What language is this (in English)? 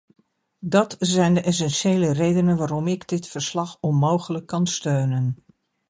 Dutch